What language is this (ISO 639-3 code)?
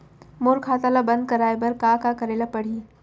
hne